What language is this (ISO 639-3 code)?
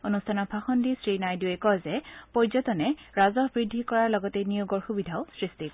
asm